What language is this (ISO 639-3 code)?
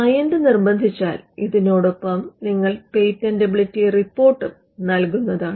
mal